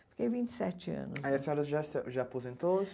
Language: Portuguese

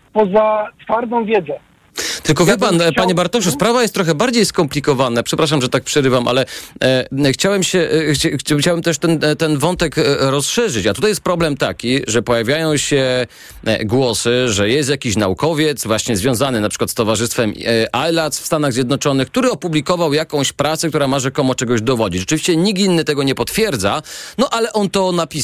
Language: Polish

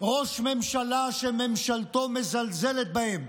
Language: Hebrew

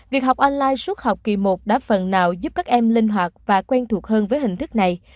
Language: Vietnamese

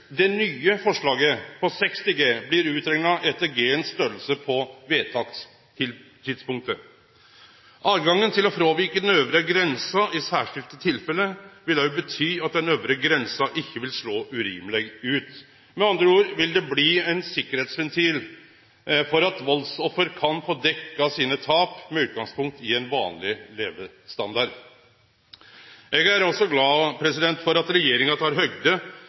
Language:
Norwegian Nynorsk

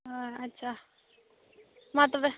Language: Santali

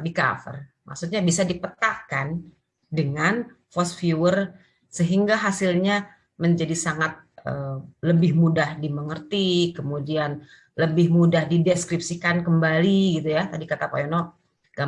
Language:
Indonesian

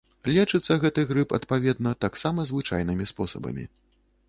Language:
Belarusian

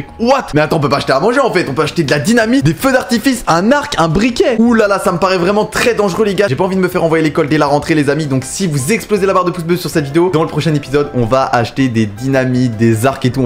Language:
French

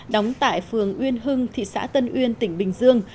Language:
Vietnamese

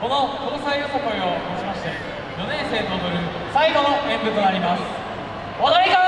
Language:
Japanese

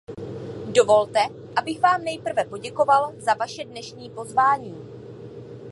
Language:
Czech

